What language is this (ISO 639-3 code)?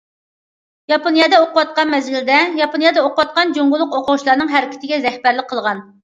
uig